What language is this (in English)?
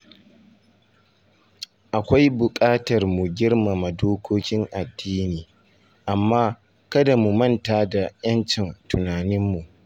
Hausa